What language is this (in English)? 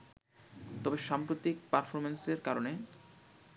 Bangla